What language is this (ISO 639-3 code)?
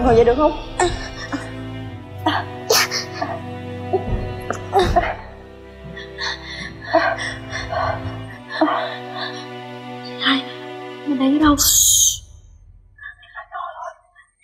vie